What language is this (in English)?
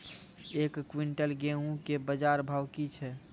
Maithili